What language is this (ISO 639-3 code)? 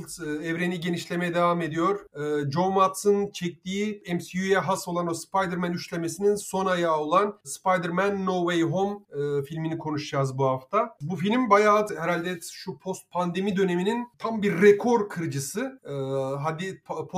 tur